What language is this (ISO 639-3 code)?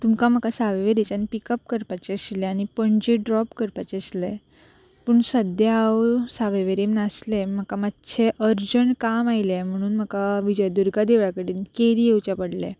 kok